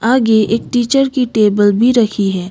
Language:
Hindi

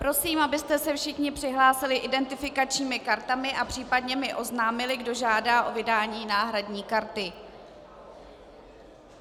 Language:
Czech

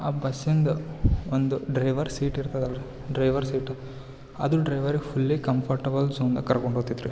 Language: Kannada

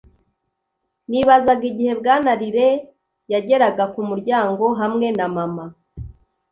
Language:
Kinyarwanda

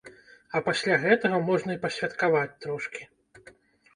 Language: Belarusian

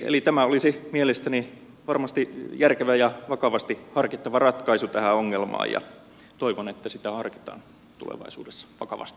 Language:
Finnish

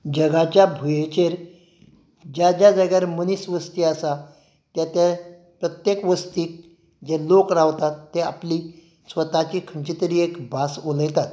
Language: Konkani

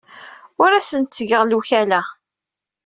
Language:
Kabyle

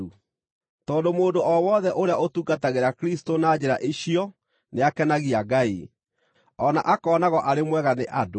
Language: Kikuyu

